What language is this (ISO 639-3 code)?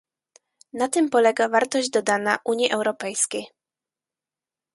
pol